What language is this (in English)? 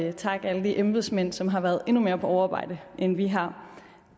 Danish